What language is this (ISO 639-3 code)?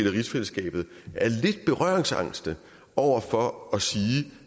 dan